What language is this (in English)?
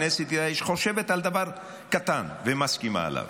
Hebrew